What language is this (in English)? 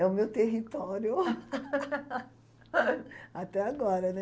Portuguese